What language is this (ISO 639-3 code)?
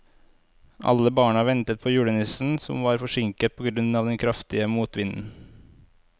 nor